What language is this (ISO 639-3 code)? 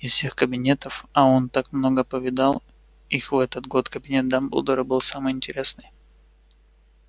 rus